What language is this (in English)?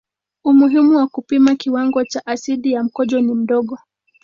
Swahili